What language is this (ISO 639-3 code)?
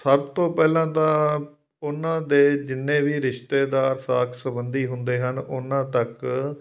pan